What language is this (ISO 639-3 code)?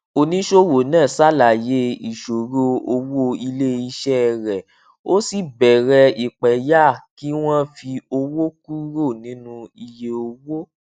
yor